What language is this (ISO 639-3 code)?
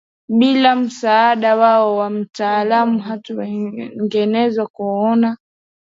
swa